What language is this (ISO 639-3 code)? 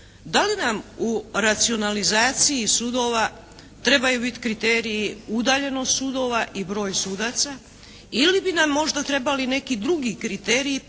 hrv